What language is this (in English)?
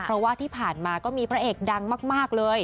Thai